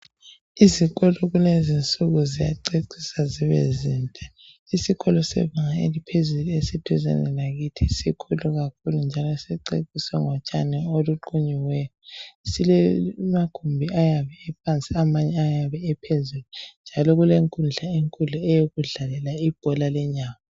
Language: North Ndebele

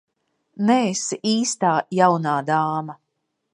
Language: Latvian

